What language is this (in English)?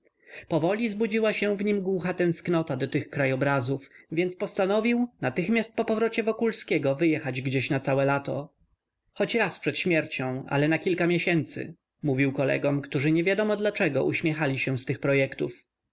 Polish